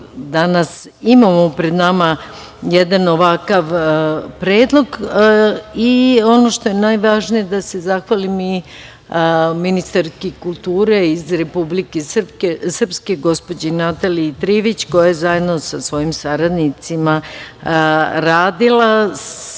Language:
Serbian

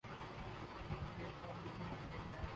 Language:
Urdu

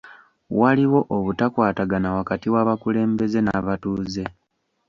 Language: Ganda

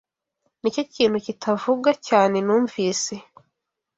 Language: Kinyarwanda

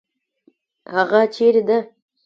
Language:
Pashto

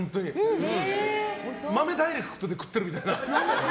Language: Japanese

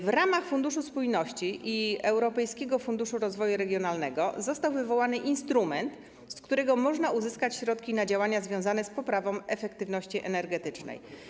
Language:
Polish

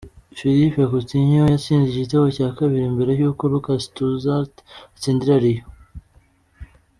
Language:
Kinyarwanda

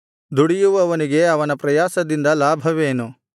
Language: Kannada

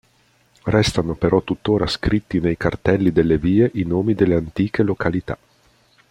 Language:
Italian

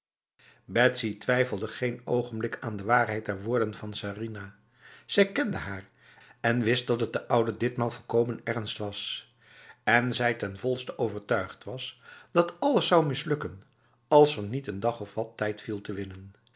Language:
Dutch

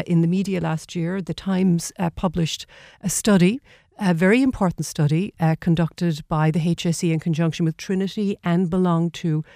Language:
English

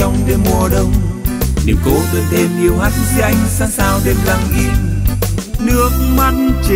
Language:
Vietnamese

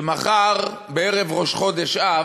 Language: Hebrew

